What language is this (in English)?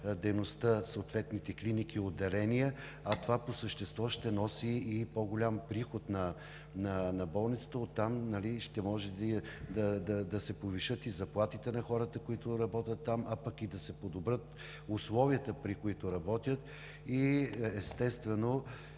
Bulgarian